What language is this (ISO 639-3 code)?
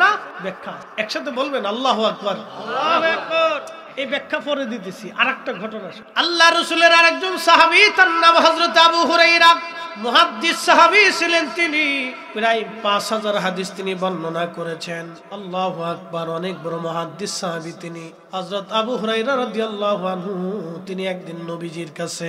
ara